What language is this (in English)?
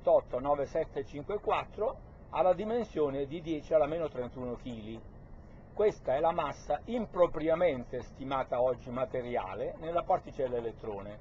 Italian